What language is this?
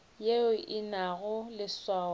Northern Sotho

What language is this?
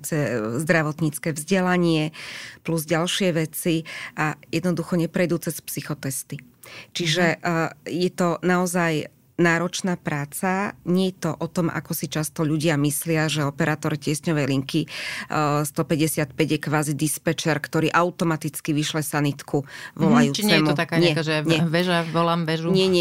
Slovak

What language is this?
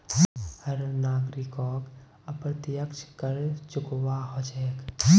Magahi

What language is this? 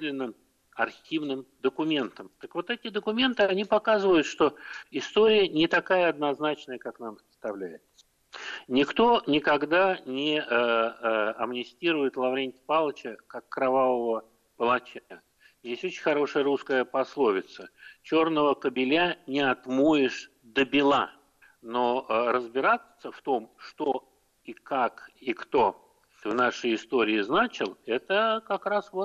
Russian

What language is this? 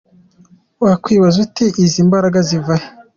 Kinyarwanda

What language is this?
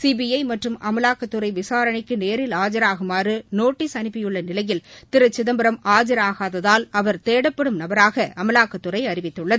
Tamil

